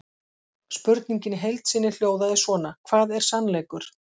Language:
Icelandic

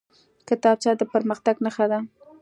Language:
Pashto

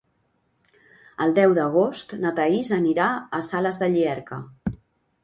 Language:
Catalan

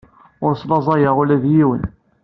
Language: Kabyle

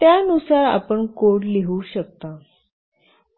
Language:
Marathi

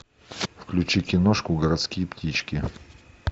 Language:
Russian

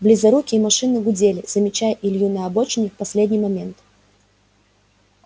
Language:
Russian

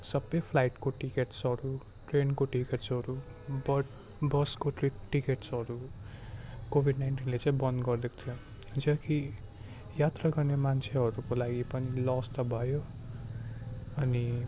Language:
Nepali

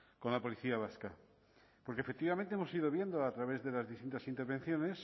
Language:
Spanish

